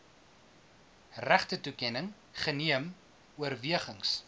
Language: Afrikaans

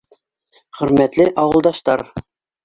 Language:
Bashkir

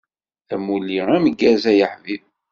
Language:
Kabyle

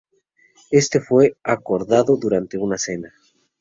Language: Spanish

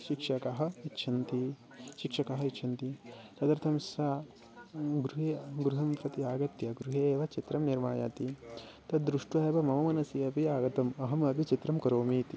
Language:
Sanskrit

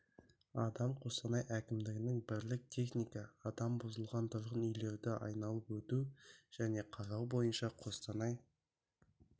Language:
Kazakh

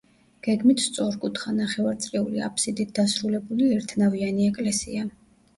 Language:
Georgian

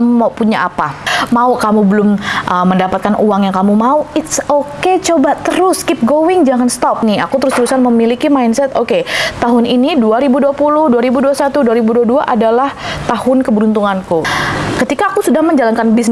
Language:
Indonesian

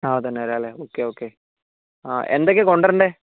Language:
Malayalam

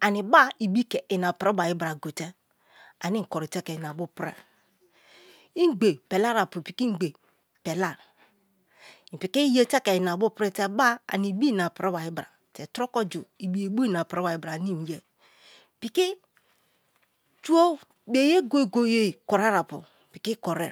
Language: Kalabari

